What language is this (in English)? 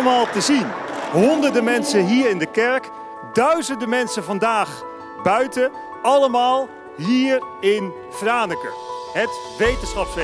Dutch